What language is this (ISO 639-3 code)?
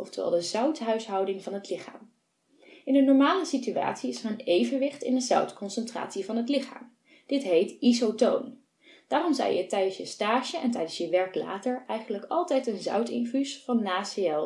nld